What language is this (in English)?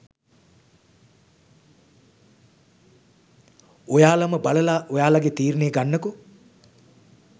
Sinhala